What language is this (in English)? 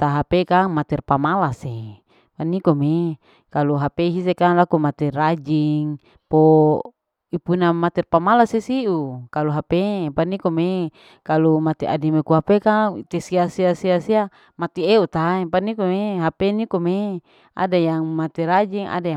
Larike-Wakasihu